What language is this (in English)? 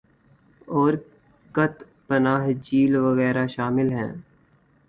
Urdu